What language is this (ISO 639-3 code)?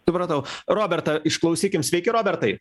lit